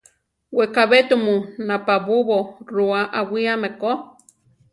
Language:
Central Tarahumara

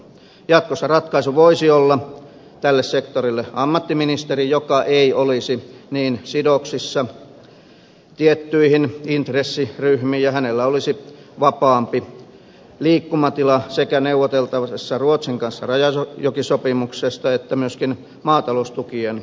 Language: Finnish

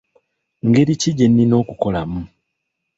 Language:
Ganda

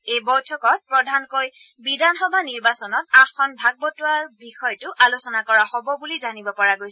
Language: Assamese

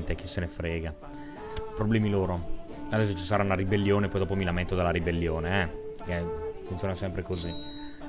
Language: Italian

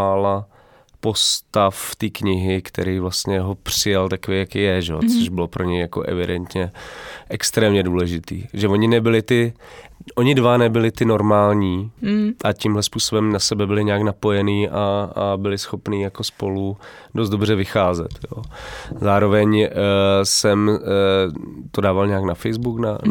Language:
Czech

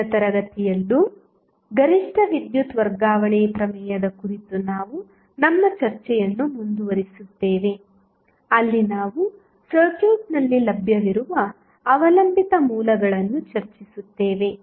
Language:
Kannada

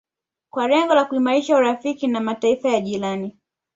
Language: Swahili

